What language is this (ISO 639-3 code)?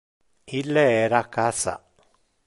ina